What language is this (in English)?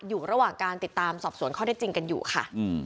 Thai